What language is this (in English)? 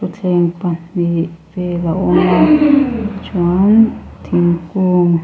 Mizo